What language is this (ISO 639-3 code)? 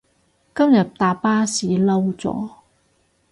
yue